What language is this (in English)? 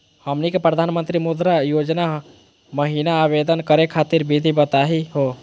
Magahi